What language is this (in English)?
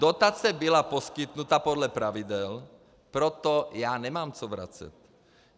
Czech